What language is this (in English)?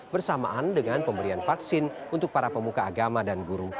Indonesian